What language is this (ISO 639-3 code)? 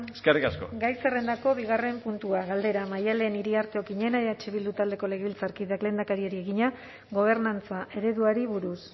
eus